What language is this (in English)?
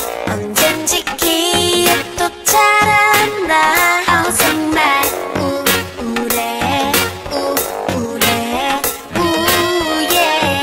Korean